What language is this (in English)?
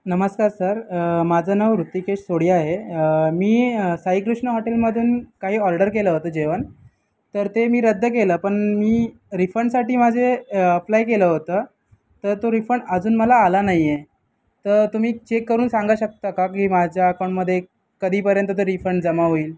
Marathi